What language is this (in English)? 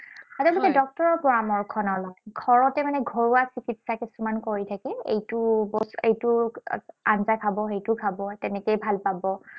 Assamese